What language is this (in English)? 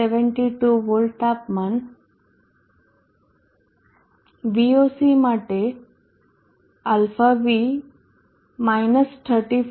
Gujarati